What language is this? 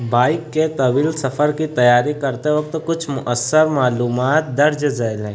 Urdu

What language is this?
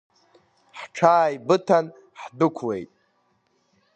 Abkhazian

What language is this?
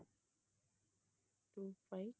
Tamil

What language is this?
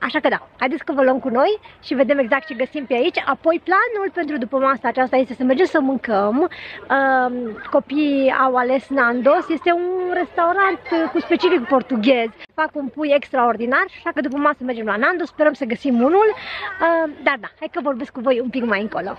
Romanian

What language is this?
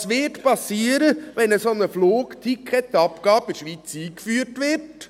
Swiss German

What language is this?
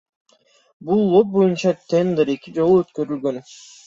Kyrgyz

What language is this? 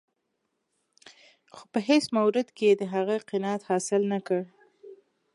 Pashto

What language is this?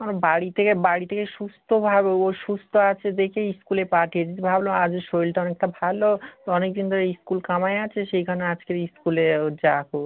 Bangla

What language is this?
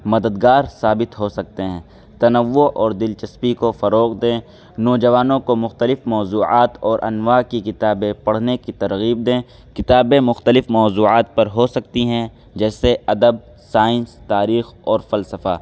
Urdu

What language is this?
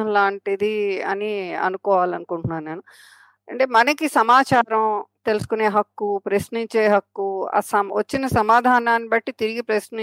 Telugu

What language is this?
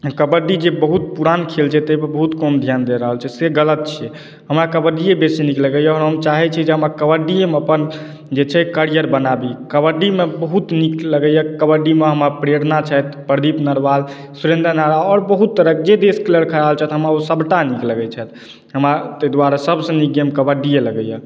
Maithili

